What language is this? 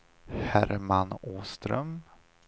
Swedish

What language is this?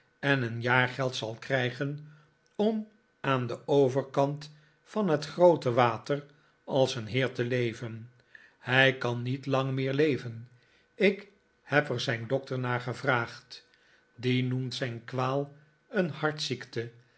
Dutch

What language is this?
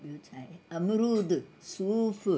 Sindhi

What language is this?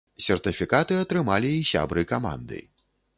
Belarusian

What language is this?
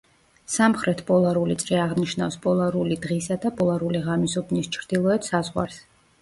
Georgian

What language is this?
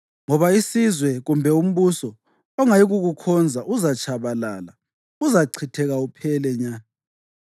North Ndebele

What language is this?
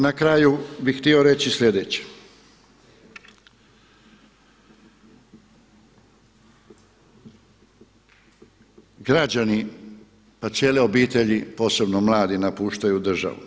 Croatian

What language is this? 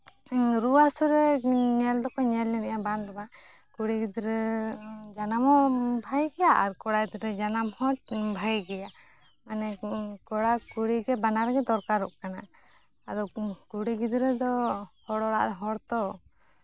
Santali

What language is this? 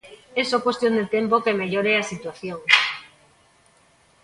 Galician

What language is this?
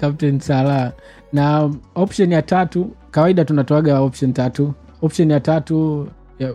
Swahili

